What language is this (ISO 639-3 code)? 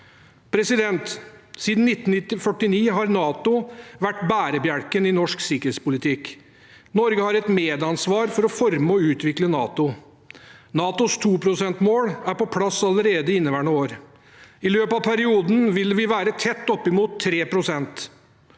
nor